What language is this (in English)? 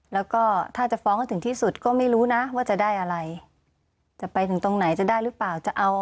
Thai